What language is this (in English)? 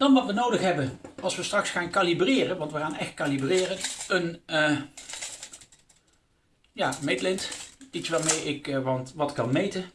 Dutch